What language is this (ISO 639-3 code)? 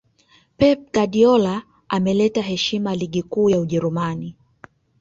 swa